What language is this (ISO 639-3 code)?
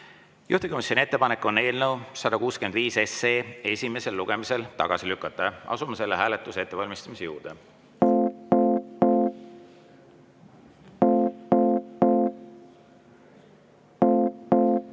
est